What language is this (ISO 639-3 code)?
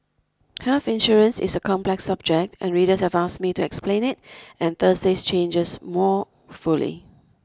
eng